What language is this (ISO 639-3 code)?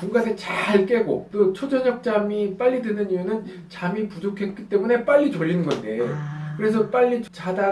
kor